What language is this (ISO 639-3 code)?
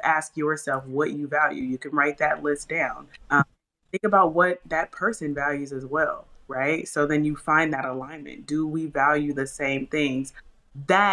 eng